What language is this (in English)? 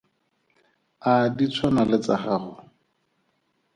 Tswana